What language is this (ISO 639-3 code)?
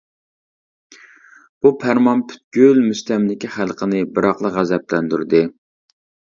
uig